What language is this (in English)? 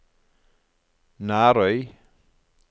Norwegian